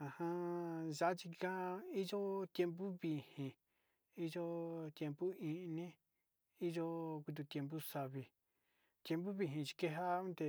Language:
Sinicahua Mixtec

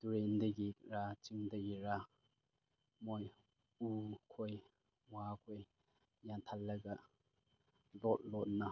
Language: Manipuri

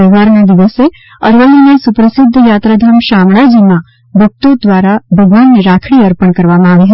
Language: Gujarati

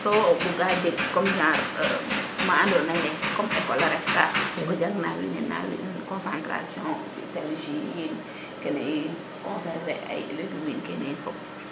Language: Serer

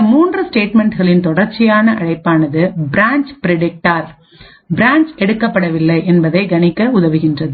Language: Tamil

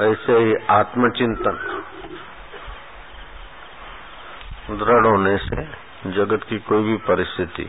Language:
Hindi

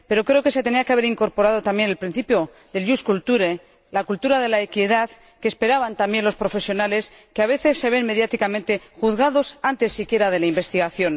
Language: Spanish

